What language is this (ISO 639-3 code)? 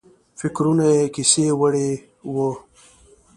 pus